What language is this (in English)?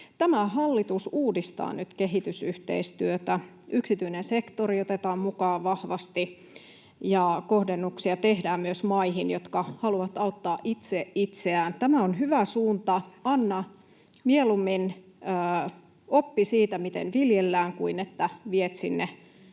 Finnish